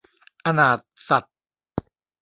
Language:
Thai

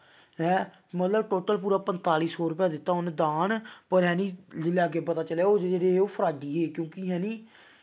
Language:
Dogri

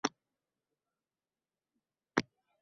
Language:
Uzbek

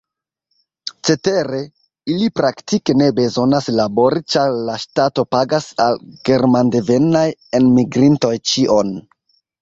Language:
Esperanto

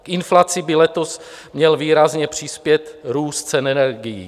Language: Czech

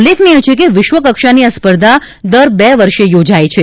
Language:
Gujarati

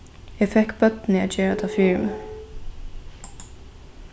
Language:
Faroese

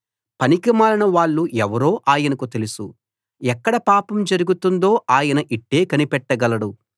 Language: Telugu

